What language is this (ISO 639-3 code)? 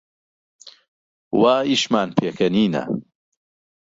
ckb